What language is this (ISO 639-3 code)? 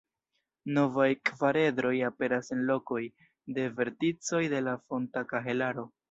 epo